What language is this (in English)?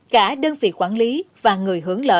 Vietnamese